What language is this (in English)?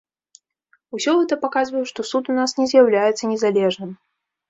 Belarusian